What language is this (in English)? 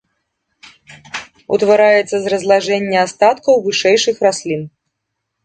Belarusian